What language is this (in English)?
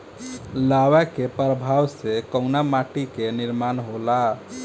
Bhojpuri